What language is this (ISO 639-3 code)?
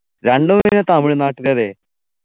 mal